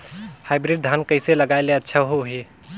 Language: Chhattisgarhi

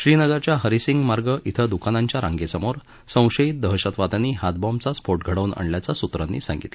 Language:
Marathi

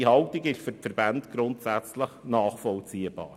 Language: Swiss German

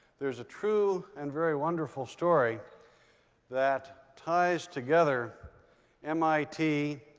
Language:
English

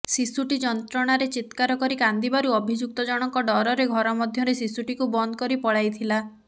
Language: Odia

